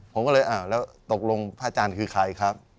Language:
Thai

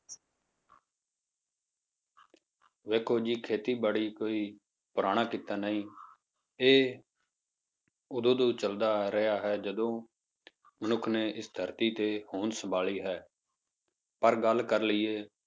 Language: Punjabi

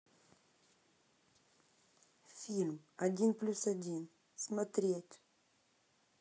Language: Russian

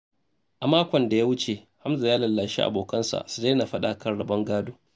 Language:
Hausa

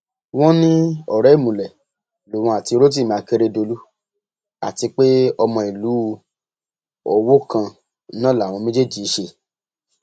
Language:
Yoruba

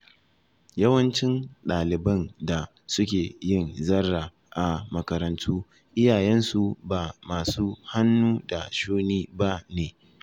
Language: Hausa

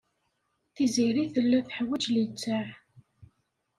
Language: Kabyle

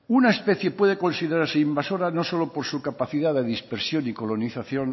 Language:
Spanish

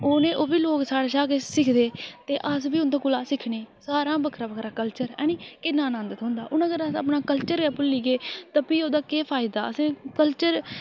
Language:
Dogri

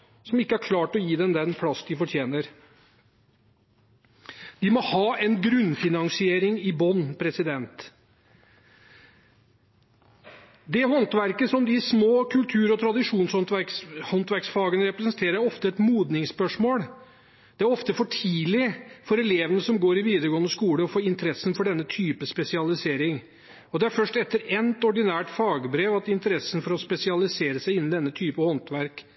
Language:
Norwegian Bokmål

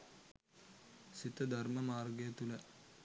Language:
Sinhala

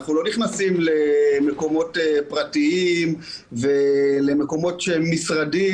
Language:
Hebrew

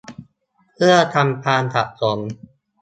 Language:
Thai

